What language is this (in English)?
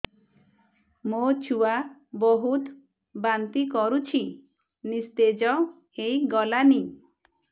Odia